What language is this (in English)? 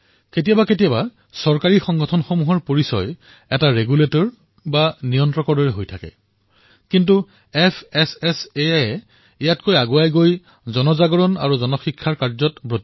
Assamese